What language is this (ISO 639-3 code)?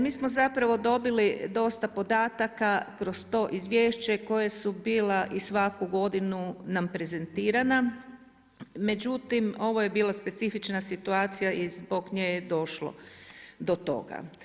hrv